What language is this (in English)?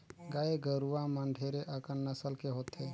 Chhattisgarhi